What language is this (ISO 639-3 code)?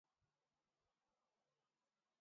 ara